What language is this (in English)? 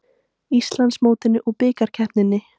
Icelandic